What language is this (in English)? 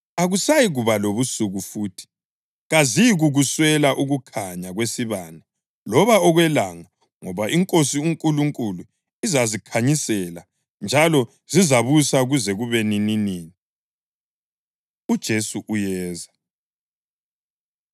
North Ndebele